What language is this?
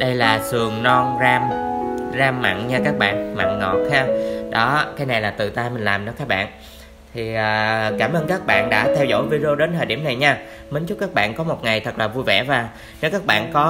Vietnamese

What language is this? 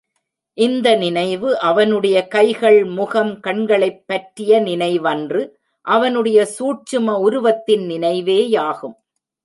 Tamil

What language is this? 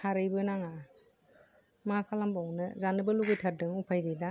Bodo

